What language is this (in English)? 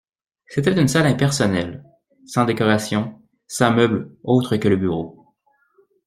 French